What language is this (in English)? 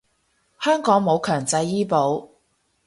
Cantonese